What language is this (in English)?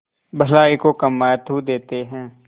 Hindi